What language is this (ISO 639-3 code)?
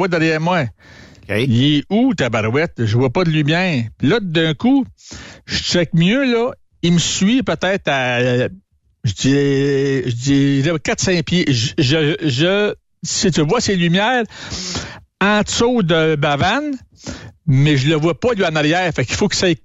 fra